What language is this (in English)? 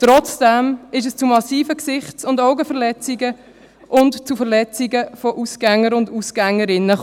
Swiss German